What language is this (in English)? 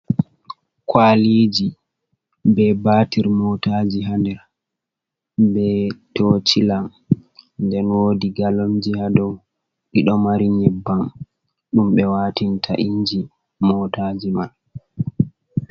Fula